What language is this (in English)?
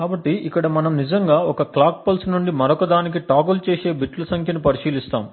Telugu